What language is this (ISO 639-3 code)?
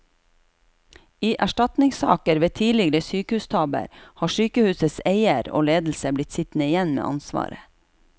nor